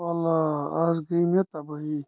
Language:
Kashmiri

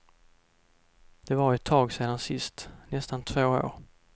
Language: Swedish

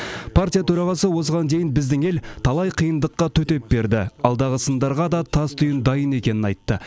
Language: Kazakh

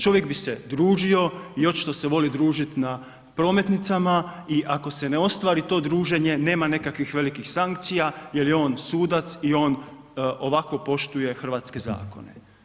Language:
Croatian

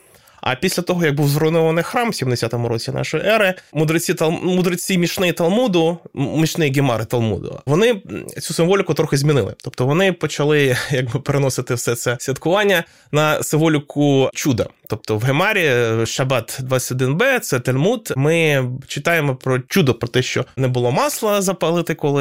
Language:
Ukrainian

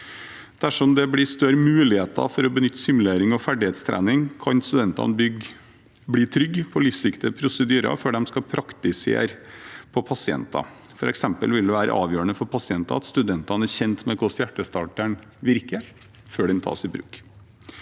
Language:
Norwegian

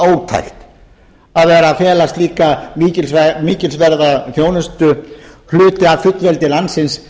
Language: Icelandic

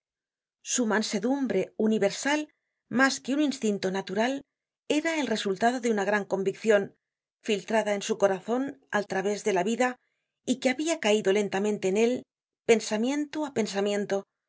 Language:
Spanish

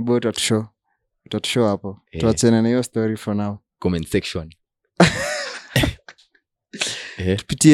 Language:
Swahili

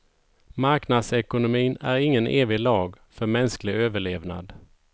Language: Swedish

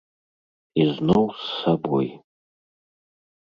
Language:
Belarusian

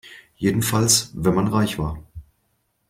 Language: German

